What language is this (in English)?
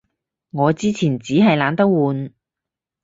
Cantonese